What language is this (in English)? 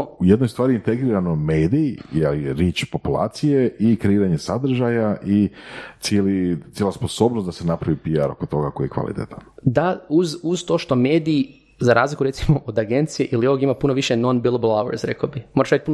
Croatian